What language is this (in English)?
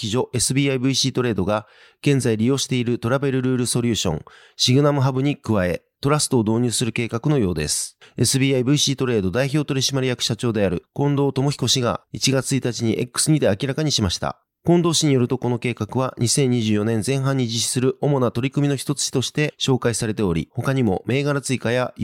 Japanese